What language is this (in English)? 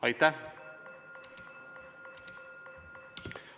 Estonian